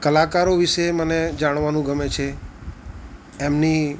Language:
Gujarati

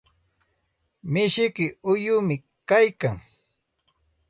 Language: Santa Ana de Tusi Pasco Quechua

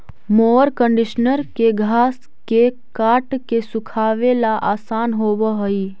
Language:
Magahi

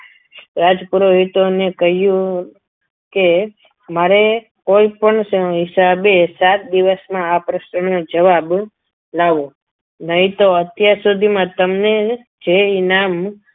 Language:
Gujarati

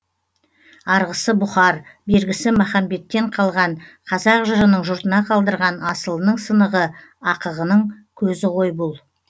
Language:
Kazakh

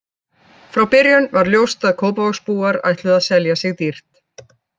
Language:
Icelandic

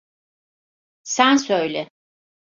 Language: Turkish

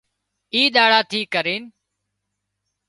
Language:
Wadiyara Koli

